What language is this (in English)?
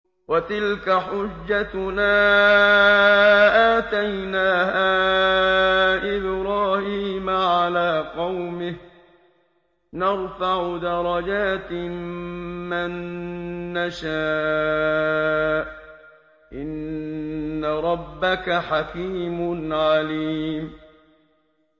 Arabic